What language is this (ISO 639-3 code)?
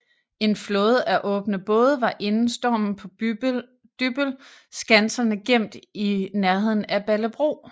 dan